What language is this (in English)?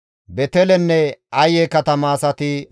Gamo